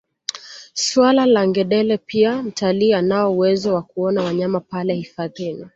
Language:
Swahili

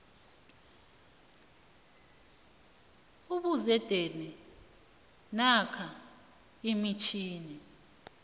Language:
South Ndebele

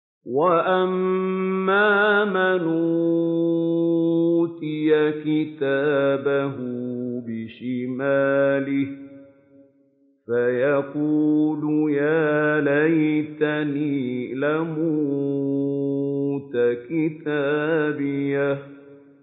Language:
Arabic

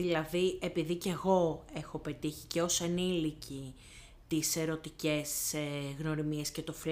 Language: Greek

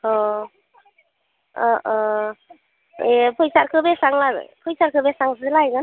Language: Bodo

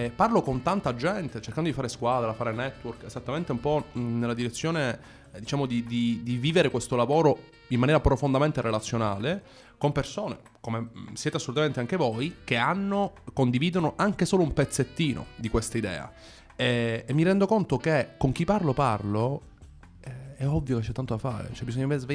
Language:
Italian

